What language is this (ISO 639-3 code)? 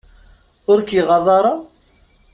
kab